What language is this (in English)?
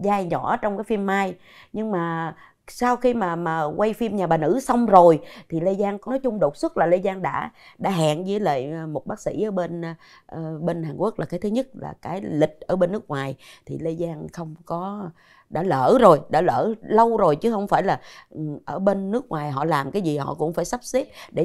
Vietnamese